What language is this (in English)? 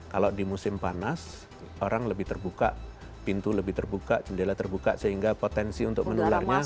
Indonesian